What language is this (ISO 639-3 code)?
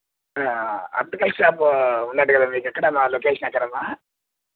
tel